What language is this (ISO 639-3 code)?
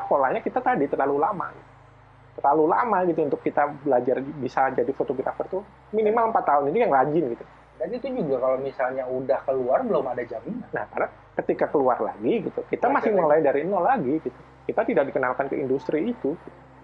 ind